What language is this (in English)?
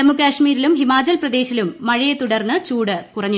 Malayalam